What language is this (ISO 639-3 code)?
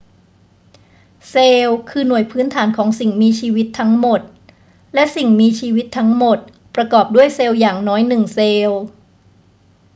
tha